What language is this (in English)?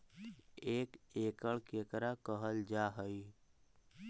Magahi